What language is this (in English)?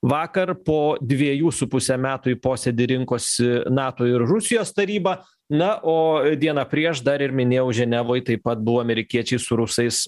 Lithuanian